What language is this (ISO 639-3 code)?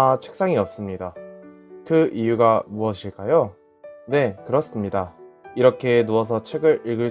kor